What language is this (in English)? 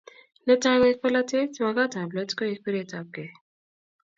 Kalenjin